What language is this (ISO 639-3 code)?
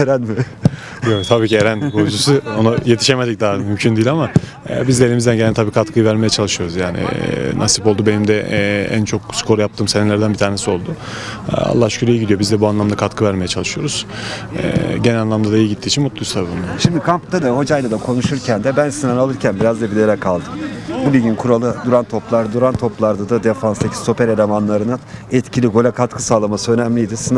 tur